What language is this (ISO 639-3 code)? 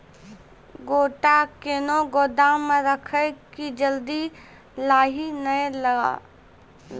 mai